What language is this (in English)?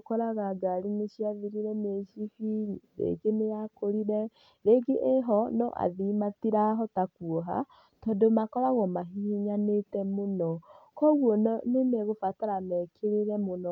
Kikuyu